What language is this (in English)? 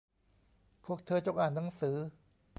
Thai